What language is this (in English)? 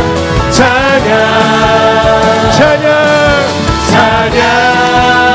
Korean